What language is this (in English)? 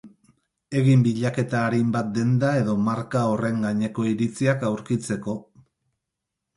Basque